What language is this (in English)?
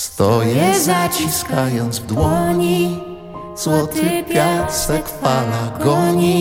Polish